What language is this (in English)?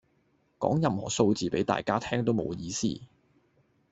Cantonese